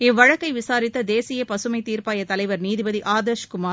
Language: Tamil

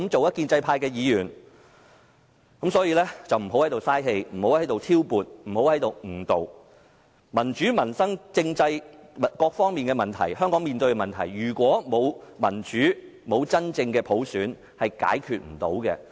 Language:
Cantonese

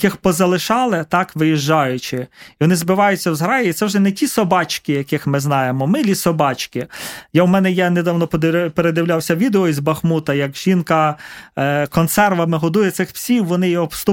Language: Ukrainian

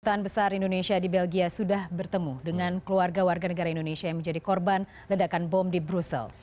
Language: Indonesian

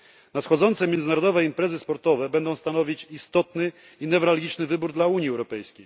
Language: Polish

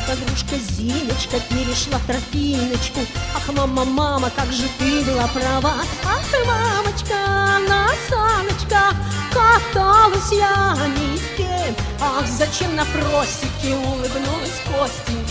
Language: Russian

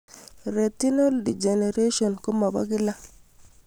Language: Kalenjin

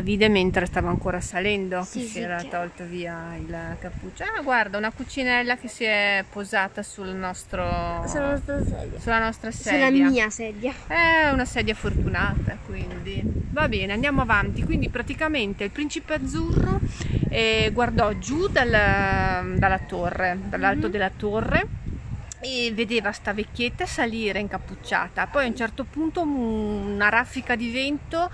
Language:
Italian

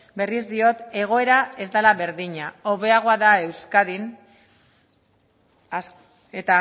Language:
Basque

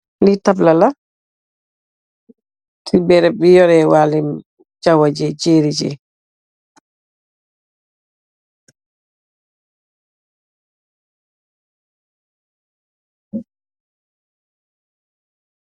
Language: Wolof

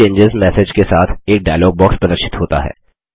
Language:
Hindi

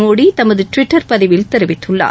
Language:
Tamil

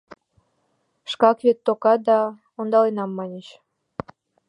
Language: Mari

